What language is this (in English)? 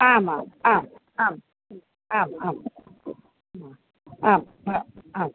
Sanskrit